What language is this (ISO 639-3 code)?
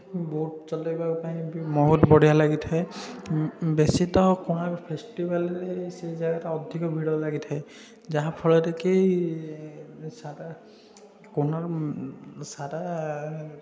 ori